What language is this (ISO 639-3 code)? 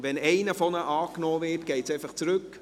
gsw